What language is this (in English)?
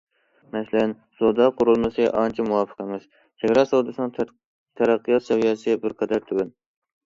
Uyghur